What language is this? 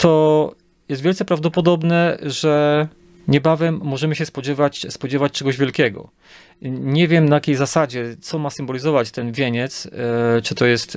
Polish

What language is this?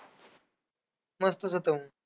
Marathi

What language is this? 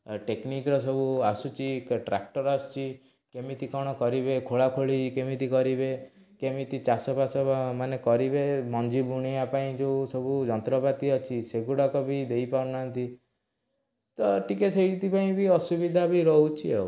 Odia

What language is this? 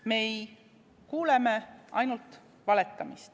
Estonian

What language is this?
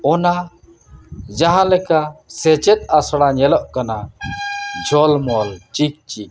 Santali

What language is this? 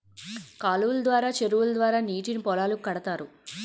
Telugu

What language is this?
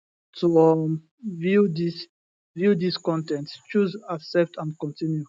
Nigerian Pidgin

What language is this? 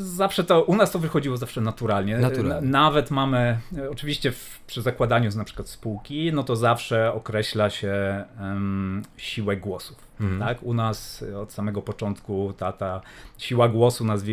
Polish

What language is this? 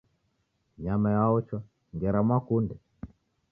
Taita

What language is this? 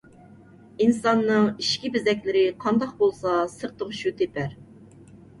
Uyghur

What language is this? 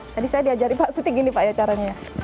Indonesian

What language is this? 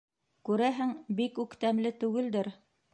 Bashkir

